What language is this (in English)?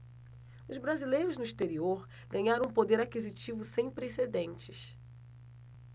Portuguese